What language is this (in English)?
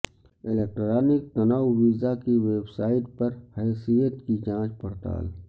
Urdu